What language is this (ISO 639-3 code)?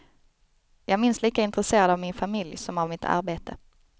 swe